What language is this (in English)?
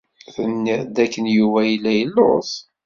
Kabyle